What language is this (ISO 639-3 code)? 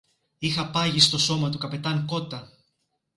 ell